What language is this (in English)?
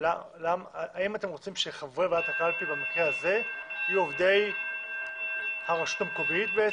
Hebrew